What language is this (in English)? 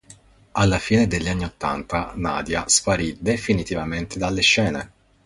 Italian